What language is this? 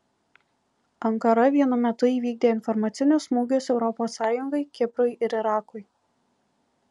Lithuanian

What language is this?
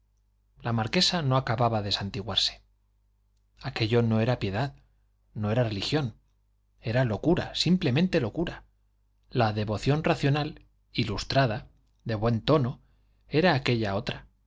Spanish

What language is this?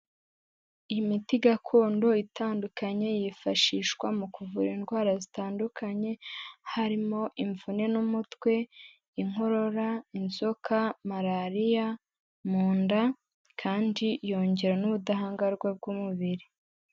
Kinyarwanda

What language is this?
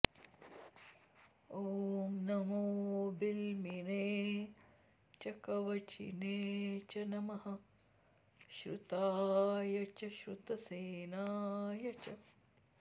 Sanskrit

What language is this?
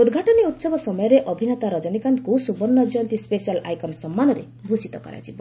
Odia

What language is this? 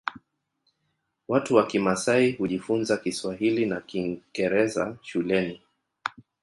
Swahili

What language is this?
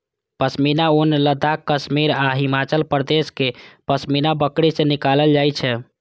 Maithili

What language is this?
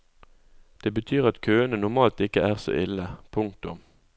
Norwegian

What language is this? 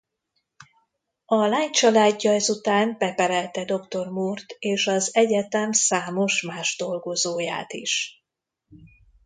Hungarian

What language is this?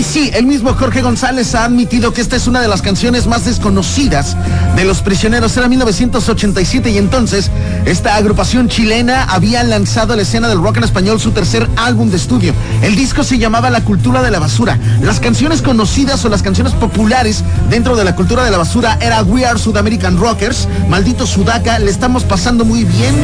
Spanish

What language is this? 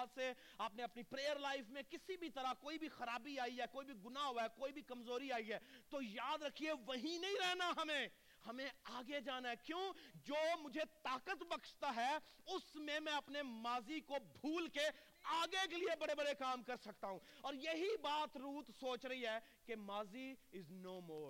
Urdu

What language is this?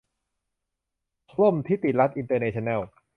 Thai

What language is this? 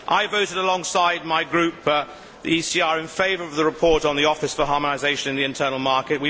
English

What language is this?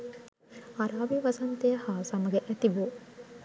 Sinhala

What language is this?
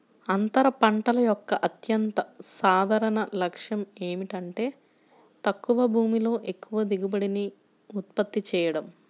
Telugu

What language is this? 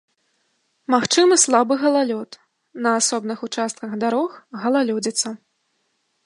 Belarusian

